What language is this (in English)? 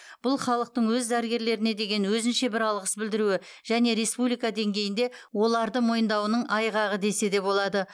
Kazakh